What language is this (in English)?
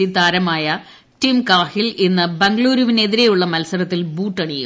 Malayalam